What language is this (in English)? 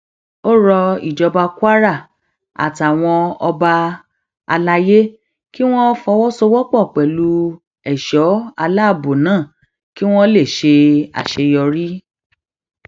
Yoruba